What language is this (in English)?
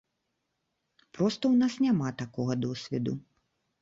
Belarusian